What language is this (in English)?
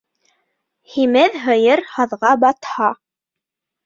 Bashkir